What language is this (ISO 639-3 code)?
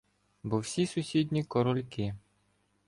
ukr